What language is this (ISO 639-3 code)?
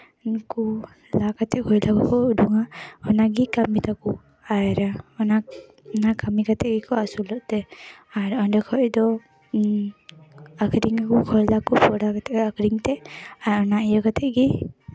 sat